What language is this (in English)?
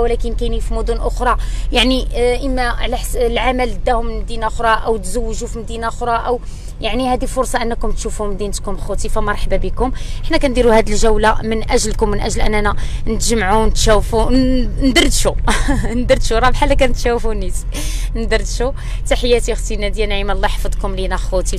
Arabic